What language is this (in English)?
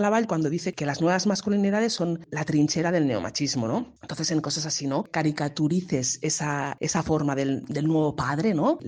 Spanish